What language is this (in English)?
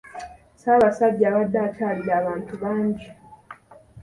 Ganda